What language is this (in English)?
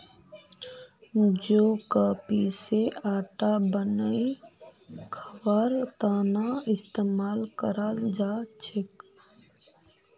Magahi